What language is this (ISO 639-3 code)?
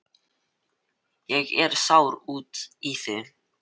isl